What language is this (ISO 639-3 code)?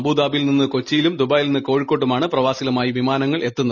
mal